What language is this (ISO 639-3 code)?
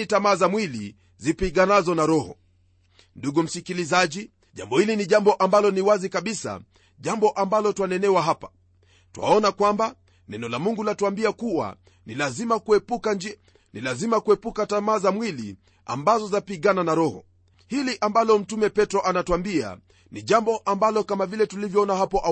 swa